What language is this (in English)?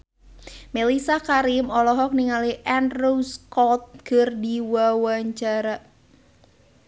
Sundanese